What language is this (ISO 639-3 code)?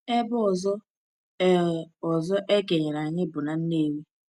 ibo